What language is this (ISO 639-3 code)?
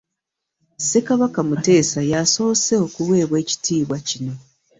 lug